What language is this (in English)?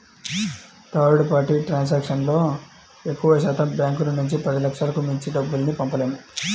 Telugu